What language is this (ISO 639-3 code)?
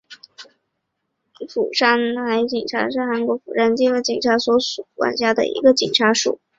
zho